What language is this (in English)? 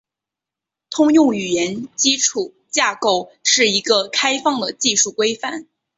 Chinese